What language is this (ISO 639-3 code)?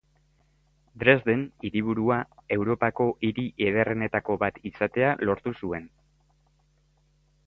eus